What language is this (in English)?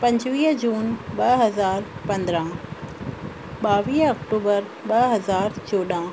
Sindhi